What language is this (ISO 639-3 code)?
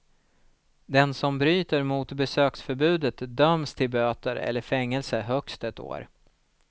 swe